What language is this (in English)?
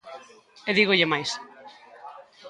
Galician